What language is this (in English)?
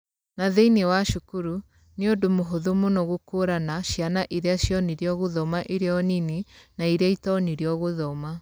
Kikuyu